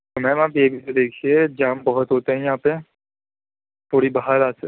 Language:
Urdu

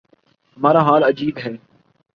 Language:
Urdu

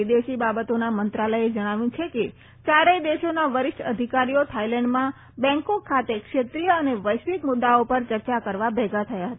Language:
Gujarati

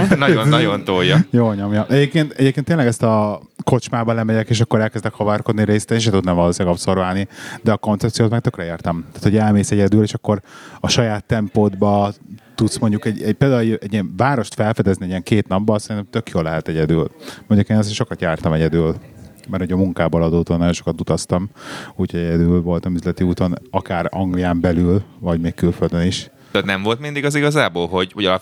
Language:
Hungarian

